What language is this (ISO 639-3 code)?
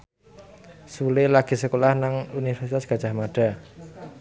jav